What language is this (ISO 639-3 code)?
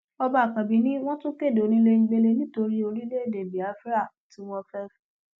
yor